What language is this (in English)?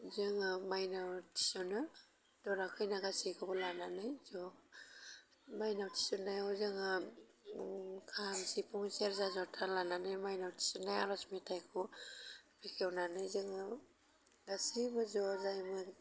Bodo